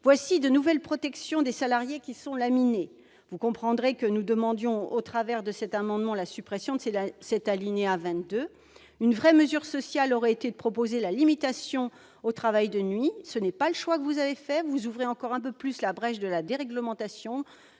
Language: French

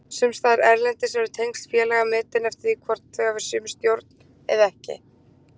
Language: Icelandic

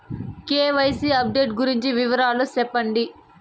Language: Telugu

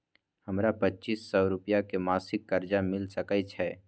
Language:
Maithili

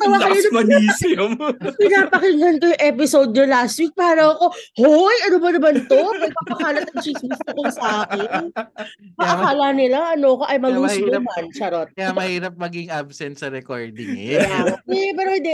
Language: Filipino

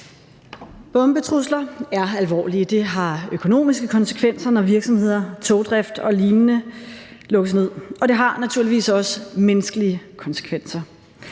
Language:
Danish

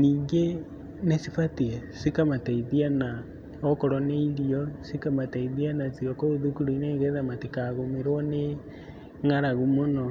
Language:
Kikuyu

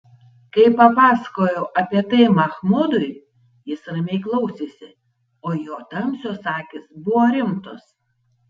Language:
Lithuanian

